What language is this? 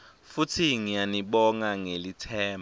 Swati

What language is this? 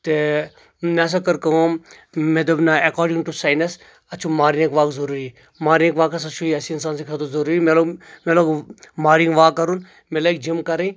Kashmiri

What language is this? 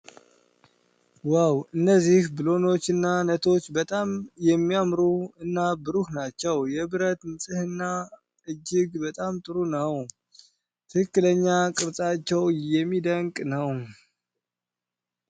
Amharic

